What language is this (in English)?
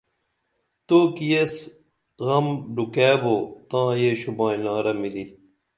Dameli